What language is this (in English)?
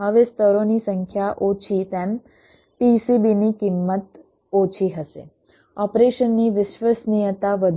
Gujarati